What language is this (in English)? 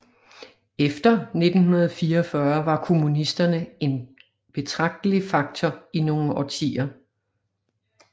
Danish